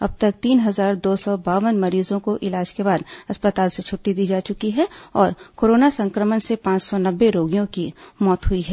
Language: Hindi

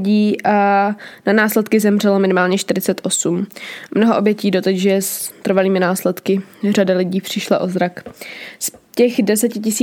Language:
Czech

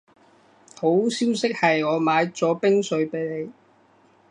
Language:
Cantonese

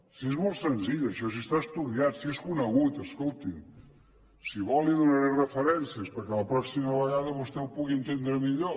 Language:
Catalan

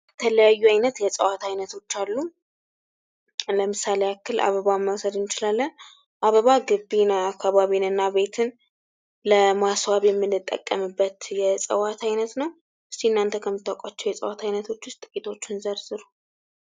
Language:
Amharic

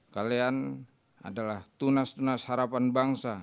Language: Indonesian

